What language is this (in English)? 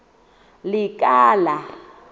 Southern Sotho